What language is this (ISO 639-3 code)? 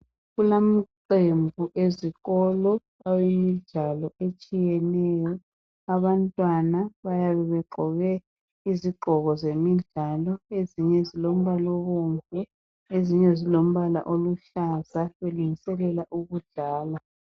nde